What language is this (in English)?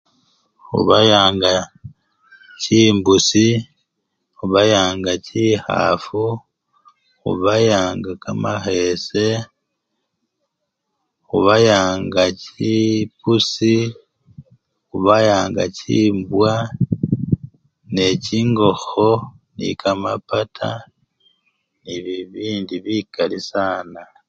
Luyia